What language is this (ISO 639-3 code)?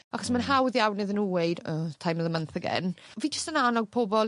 cym